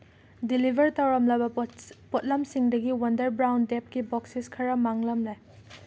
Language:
Manipuri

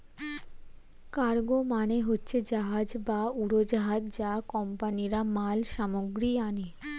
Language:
Bangla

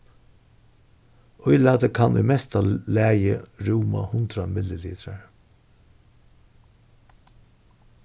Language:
Faroese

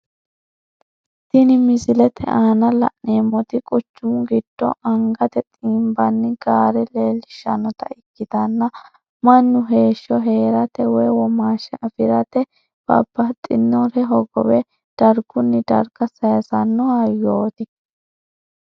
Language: Sidamo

